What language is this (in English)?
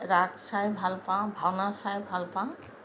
Assamese